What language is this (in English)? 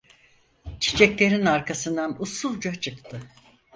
Turkish